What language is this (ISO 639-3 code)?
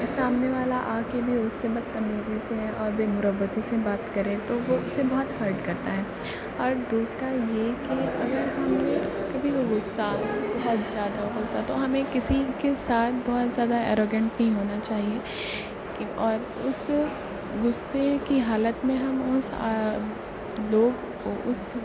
urd